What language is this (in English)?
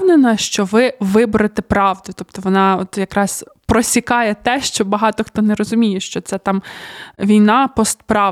Ukrainian